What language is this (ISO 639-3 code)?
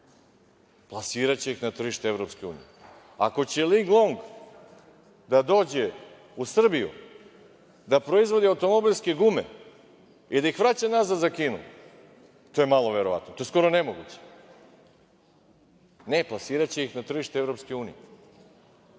srp